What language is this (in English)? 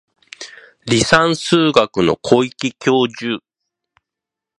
Japanese